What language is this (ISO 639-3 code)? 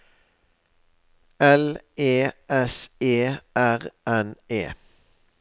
nor